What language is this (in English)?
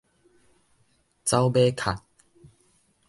Min Nan Chinese